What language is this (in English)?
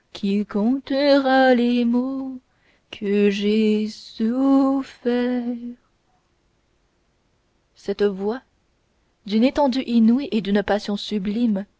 French